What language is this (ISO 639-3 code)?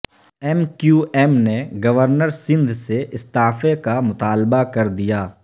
urd